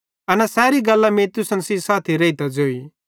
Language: Bhadrawahi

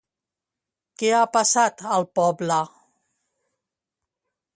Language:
Catalan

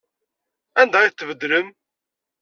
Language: Kabyle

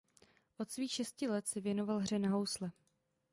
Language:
Czech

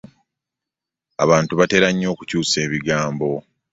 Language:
Ganda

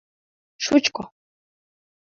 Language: Mari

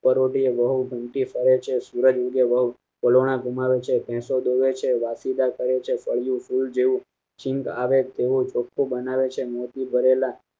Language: Gujarati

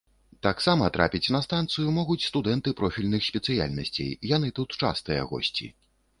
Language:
Belarusian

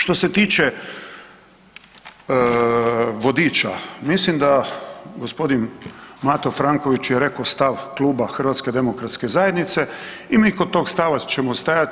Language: Croatian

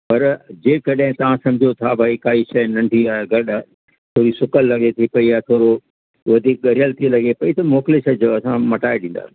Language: Sindhi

